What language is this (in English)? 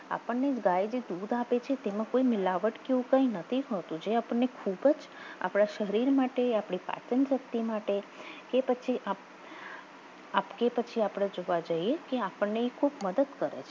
Gujarati